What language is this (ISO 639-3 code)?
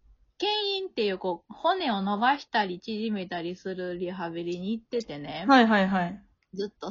jpn